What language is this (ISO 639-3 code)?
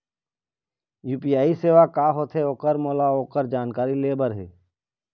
hne